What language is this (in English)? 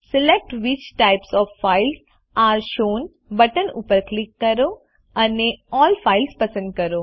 Gujarati